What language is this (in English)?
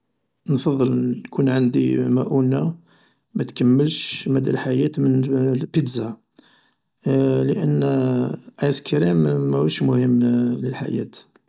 Algerian Arabic